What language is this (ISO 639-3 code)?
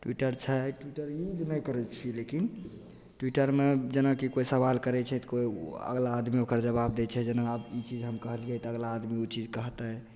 mai